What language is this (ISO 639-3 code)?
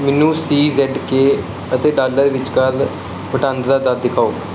pan